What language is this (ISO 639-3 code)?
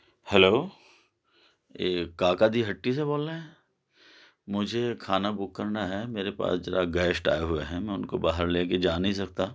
urd